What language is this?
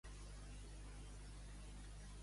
Catalan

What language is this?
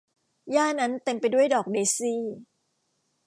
Thai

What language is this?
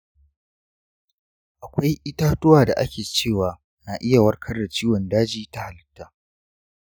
Hausa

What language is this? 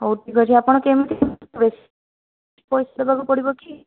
Odia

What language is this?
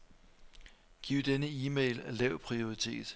Danish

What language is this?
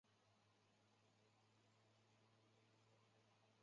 Chinese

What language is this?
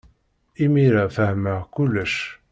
Kabyle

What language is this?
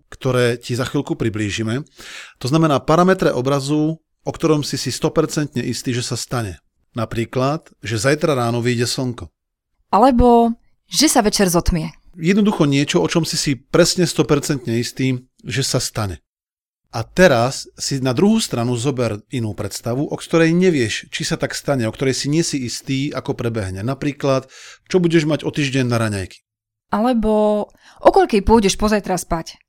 Slovak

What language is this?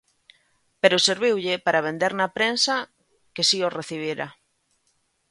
Galician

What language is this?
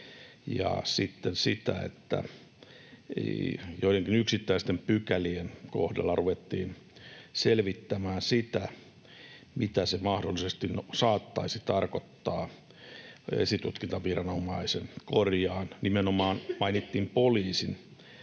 Finnish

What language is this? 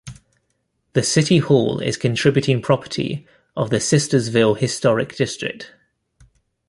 English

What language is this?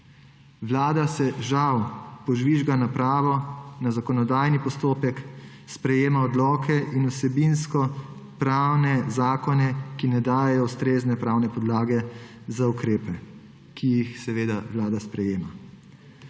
Slovenian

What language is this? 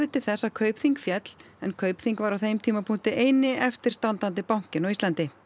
Icelandic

